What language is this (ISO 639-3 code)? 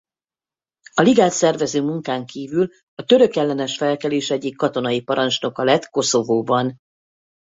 hun